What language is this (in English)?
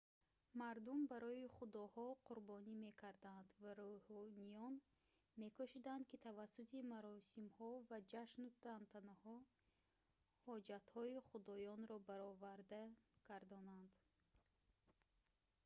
Tajik